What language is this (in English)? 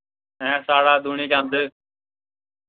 Dogri